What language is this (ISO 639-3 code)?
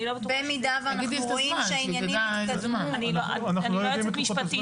heb